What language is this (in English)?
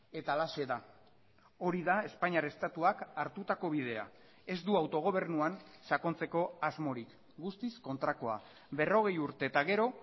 Basque